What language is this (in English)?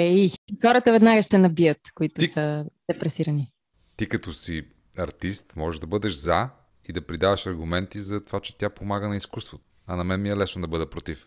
Bulgarian